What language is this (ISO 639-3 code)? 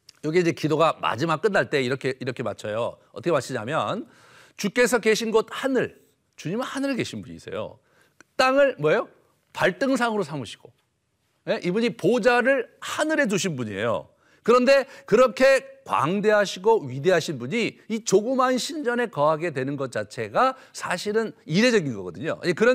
kor